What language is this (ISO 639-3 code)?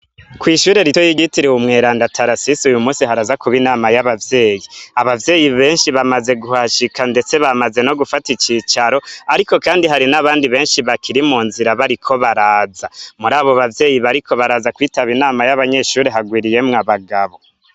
run